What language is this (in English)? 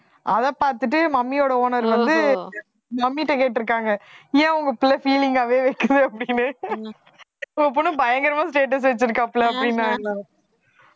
Tamil